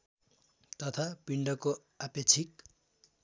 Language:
Nepali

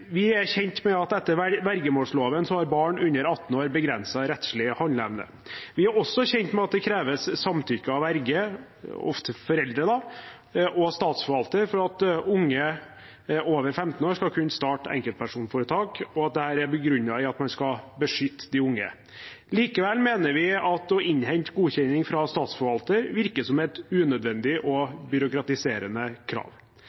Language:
Norwegian Bokmål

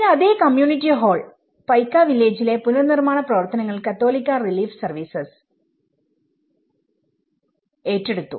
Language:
Malayalam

